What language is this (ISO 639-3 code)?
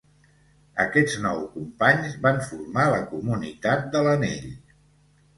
cat